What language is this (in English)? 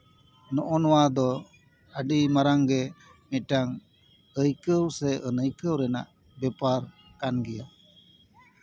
Santali